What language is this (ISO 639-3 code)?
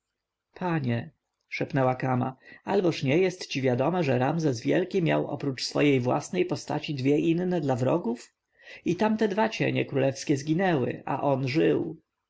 pol